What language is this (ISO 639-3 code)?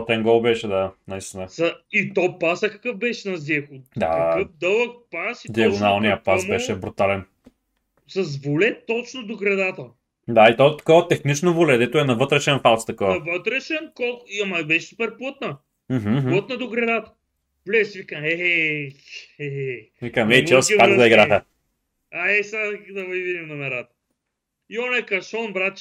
bul